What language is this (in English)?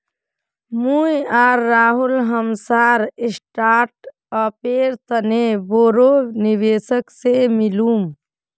Magahi